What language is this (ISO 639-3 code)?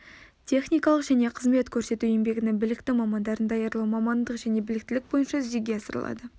kaz